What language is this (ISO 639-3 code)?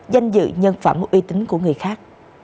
vie